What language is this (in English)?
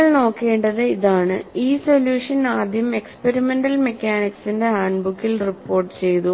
Malayalam